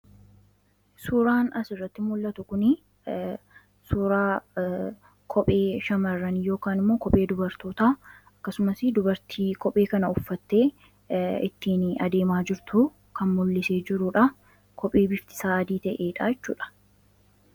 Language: Oromo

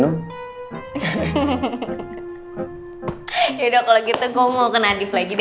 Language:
Indonesian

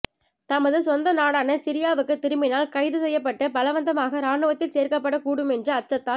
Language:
Tamil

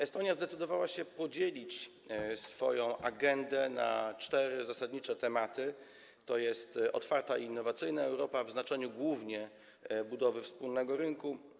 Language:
Polish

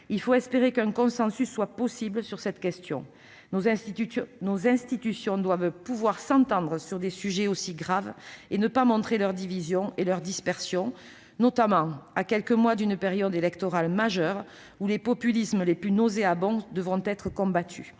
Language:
French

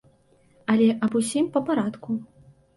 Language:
Belarusian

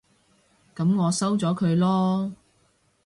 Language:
Cantonese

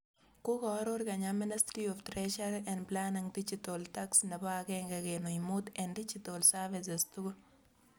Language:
Kalenjin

